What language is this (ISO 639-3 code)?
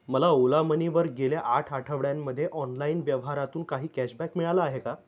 mar